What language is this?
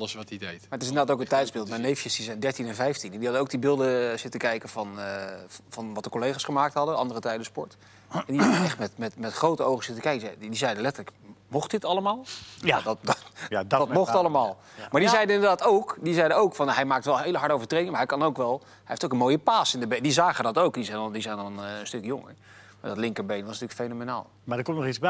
Dutch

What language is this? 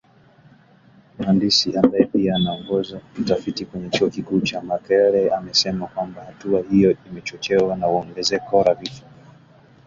Swahili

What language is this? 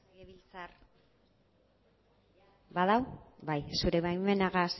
Basque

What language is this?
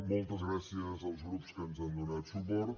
Catalan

